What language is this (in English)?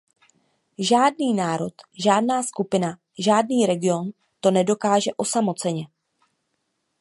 Czech